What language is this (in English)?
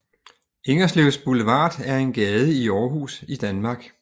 Danish